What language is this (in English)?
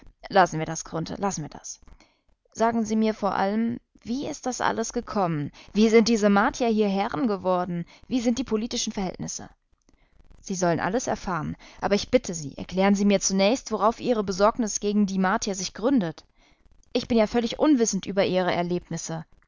German